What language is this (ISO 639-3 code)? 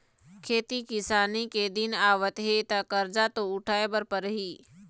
hne